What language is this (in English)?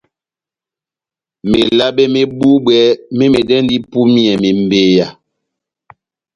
Batanga